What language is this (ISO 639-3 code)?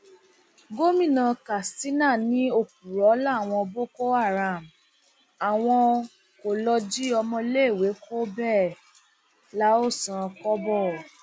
yor